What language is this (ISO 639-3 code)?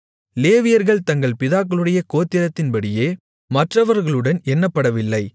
tam